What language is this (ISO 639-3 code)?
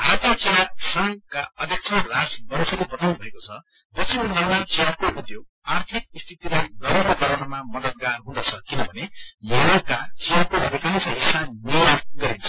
nep